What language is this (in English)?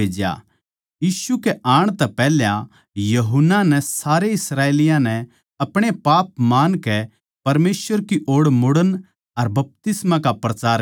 Haryanvi